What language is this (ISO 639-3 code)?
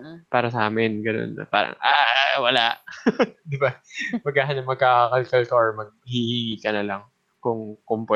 fil